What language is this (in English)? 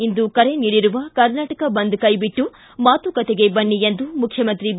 Kannada